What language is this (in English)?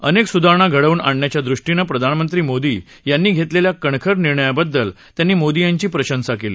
Marathi